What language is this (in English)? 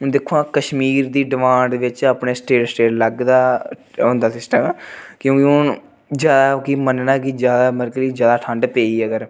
Dogri